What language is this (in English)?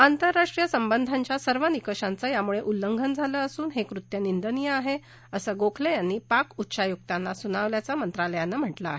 Marathi